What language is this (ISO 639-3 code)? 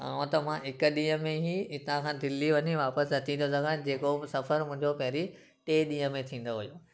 snd